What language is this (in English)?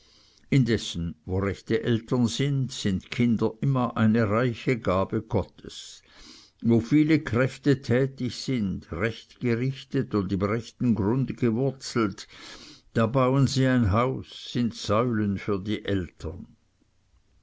German